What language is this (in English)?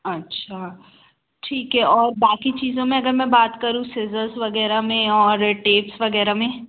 Hindi